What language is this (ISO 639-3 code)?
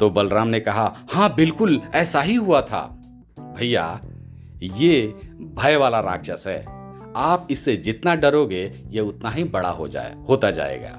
hin